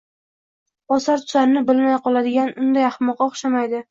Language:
Uzbek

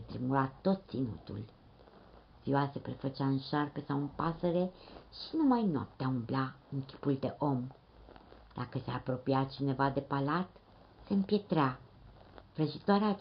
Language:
Romanian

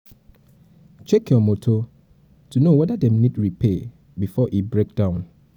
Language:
Nigerian Pidgin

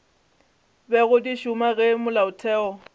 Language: Northern Sotho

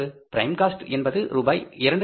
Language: Tamil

